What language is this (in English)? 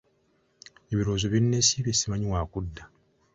Ganda